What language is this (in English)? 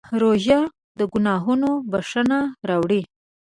Pashto